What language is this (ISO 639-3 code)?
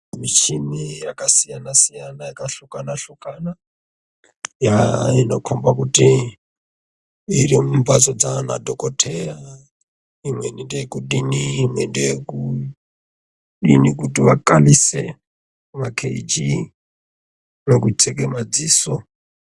ndc